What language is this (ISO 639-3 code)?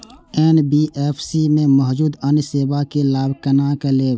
mai